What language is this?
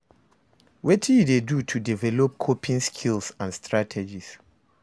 Nigerian Pidgin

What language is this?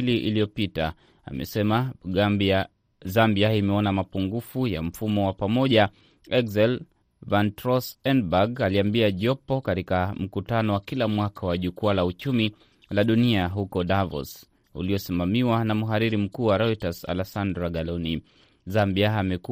Swahili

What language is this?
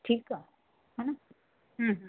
Sindhi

